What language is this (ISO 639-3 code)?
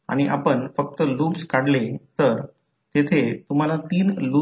mar